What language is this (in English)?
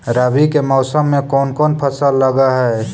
Magahi